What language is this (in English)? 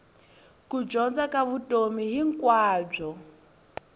Tsonga